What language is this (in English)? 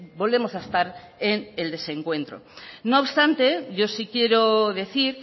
Spanish